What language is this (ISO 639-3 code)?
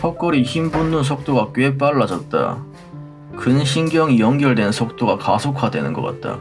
kor